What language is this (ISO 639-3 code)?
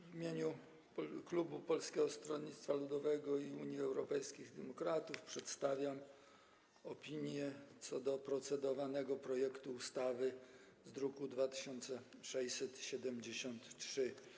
pol